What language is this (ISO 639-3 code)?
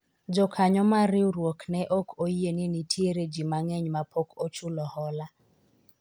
luo